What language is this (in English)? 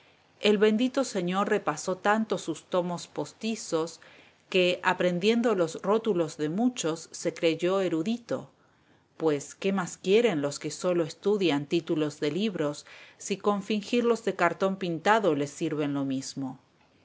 Spanish